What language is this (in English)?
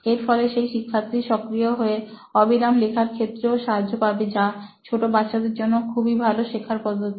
Bangla